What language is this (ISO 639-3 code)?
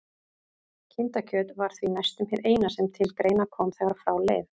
isl